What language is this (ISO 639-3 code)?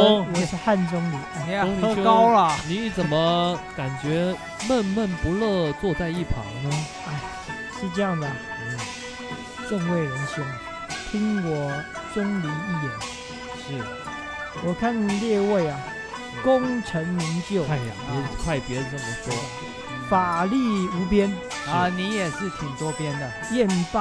zho